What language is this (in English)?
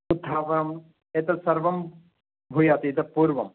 Sanskrit